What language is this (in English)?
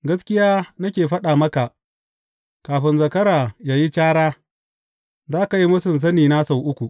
Hausa